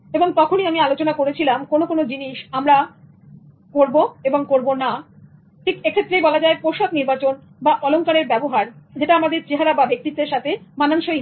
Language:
Bangla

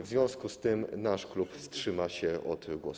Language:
Polish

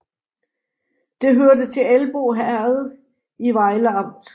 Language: Danish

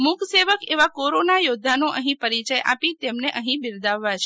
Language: Gujarati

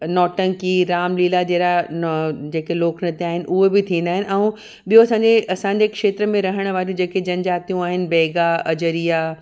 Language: Sindhi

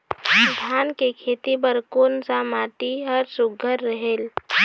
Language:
Chhattisgarhi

